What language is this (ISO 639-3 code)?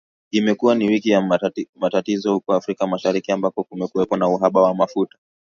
swa